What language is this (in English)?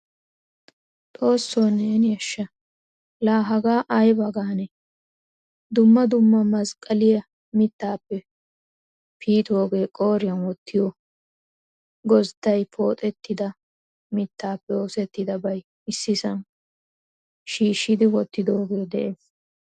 Wolaytta